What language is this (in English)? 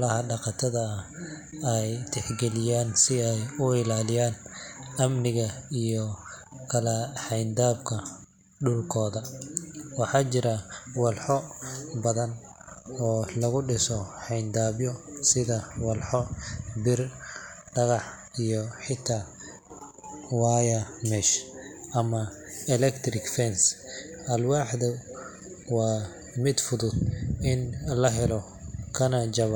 Somali